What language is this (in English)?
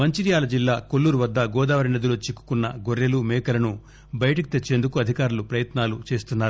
Telugu